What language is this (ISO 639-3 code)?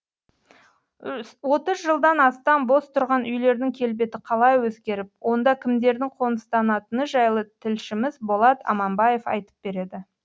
kaz